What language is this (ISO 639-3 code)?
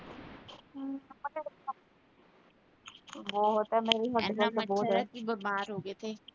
pan